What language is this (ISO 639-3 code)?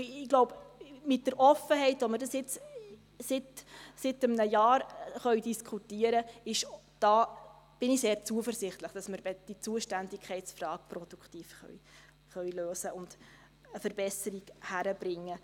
gsw